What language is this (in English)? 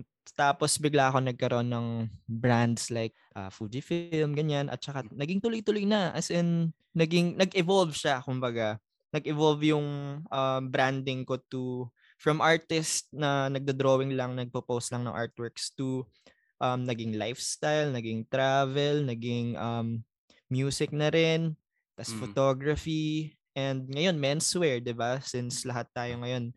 Filipino